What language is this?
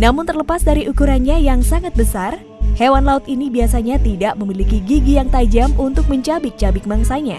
Indonesian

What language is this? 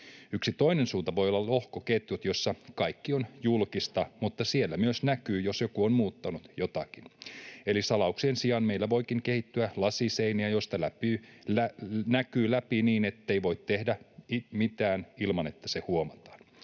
Finnish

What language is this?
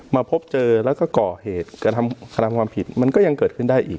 Thai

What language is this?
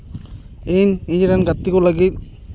Santali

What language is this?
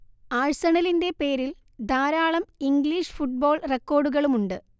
Malayalam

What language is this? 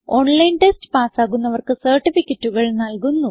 Malayalam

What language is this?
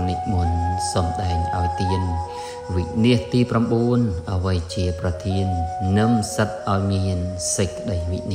Thai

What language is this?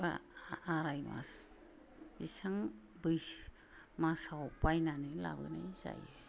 Bodo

